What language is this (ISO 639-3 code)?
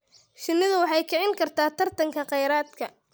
som